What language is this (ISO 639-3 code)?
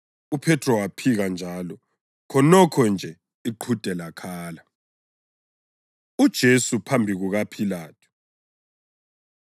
nde